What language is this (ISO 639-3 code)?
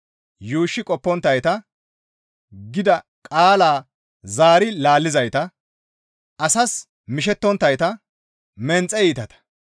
gmv